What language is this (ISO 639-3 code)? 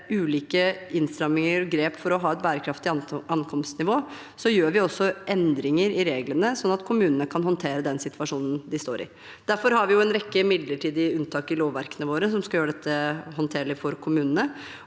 nor